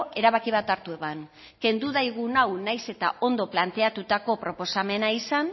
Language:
Basque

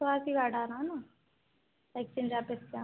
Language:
Hindi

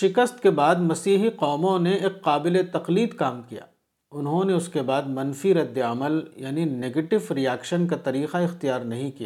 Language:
Urdu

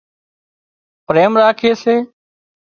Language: Wadiyara Koli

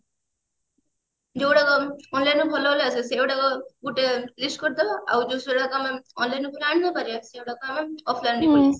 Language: Odia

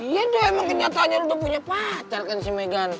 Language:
Indonesian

